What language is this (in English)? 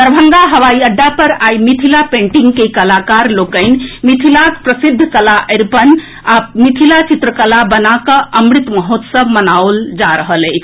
Maithili